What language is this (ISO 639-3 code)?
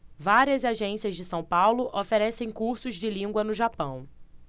por